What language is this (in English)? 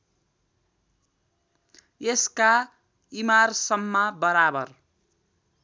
Nepali